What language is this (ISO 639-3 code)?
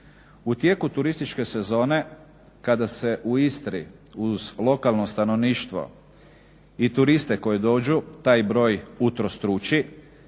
hrv